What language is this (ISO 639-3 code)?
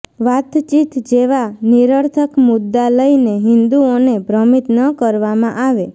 guj